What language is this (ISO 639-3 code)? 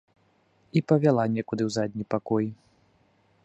bel